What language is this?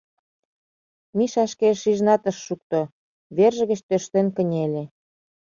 Mari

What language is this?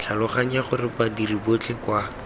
Tswana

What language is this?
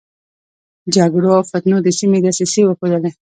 Pashto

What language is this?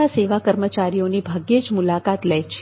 Gujarati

